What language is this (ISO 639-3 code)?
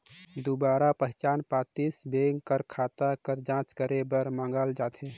hne